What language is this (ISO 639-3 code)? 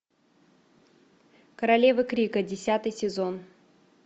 rus